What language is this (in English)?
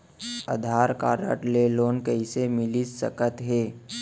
Chhattisgarhi